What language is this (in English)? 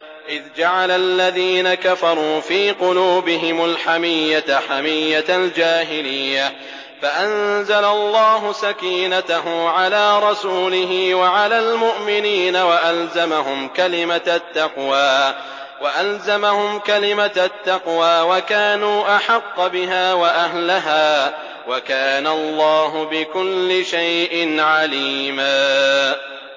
Arabic